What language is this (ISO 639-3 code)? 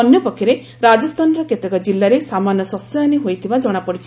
ori